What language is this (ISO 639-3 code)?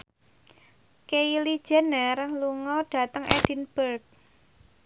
jav